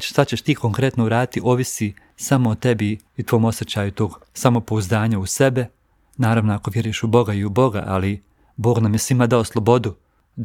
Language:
Croatian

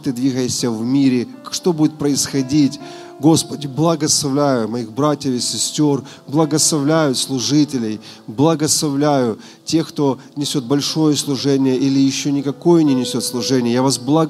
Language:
Russian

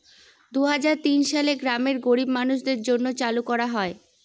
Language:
Bangla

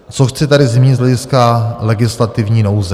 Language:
Czech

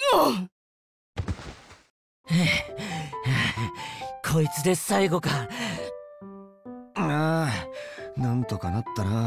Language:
Japanese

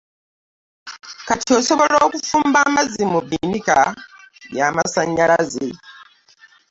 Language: Ganda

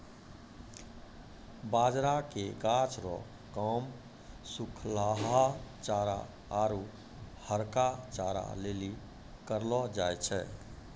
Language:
Maithili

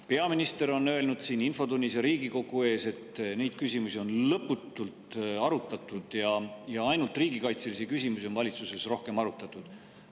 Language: Estonian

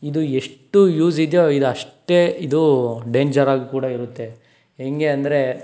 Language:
Kannada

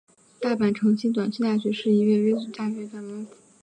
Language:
Chinese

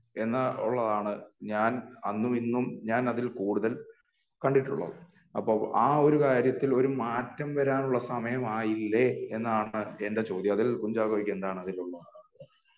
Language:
Malayalam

